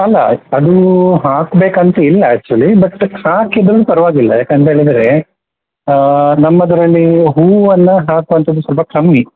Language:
Kannada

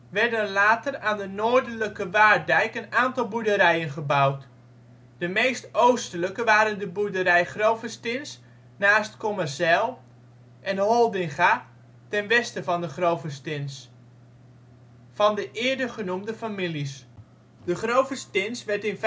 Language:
Dutch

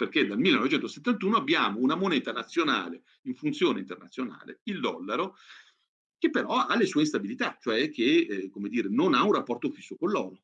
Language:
Italian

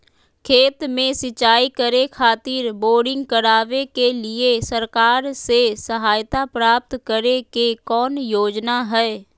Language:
Magahi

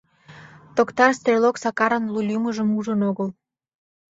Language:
Mari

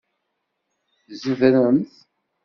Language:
Kabyle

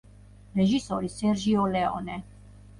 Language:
Georgian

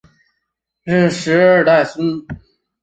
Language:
Chinese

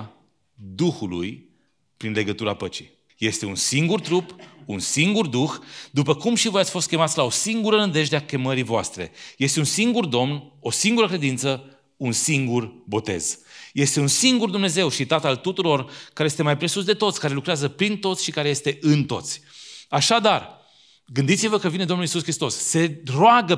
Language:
Romanian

